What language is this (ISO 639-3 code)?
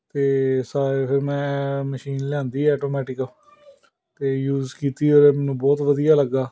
pan